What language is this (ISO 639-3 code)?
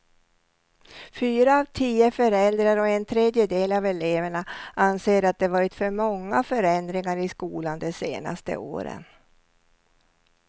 swe